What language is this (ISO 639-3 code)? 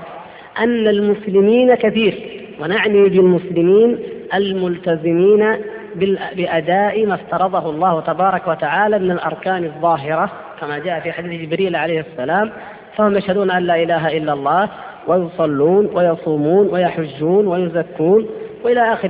ara